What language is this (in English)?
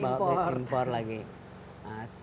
Indonesian